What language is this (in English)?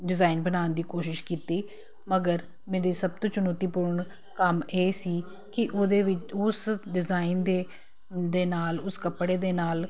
Punjabi